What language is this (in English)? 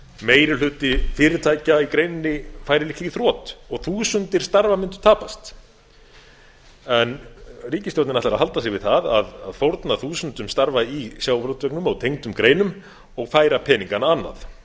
Icelandic